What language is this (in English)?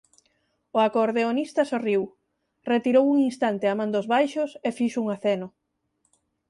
Galician